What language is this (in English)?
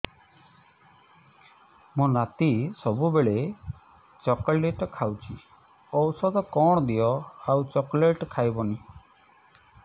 Odia